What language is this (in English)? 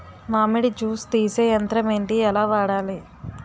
Telugu